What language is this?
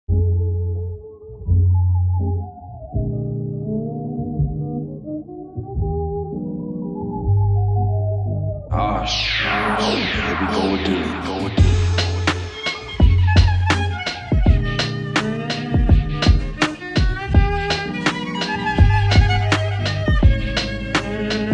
English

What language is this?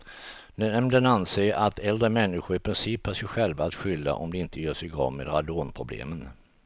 Swedish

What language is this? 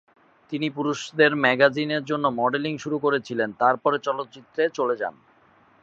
Bangla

